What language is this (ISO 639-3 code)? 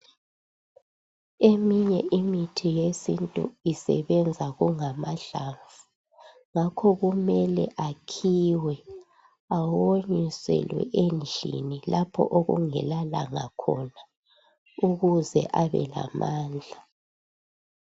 nde